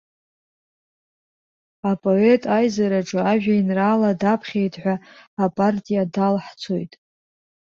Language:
Abkhazian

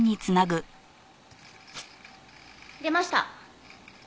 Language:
Japanese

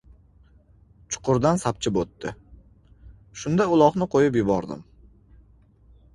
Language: Uzbek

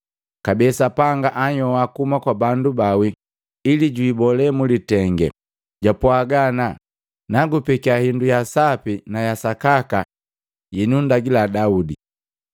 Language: Matengo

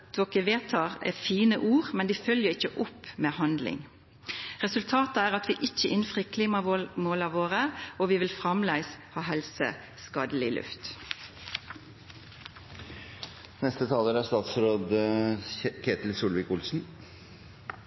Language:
Norwegian Nynorsk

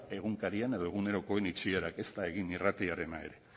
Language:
Basque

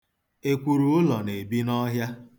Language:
Igbo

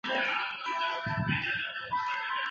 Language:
Chinese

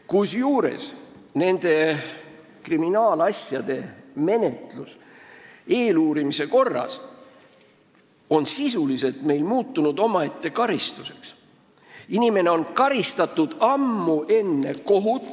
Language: Estonian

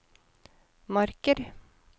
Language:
Norwegian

